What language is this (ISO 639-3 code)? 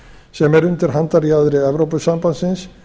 isl